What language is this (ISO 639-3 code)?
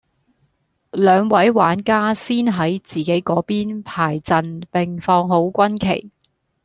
yue